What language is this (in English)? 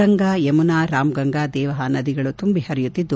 Kannada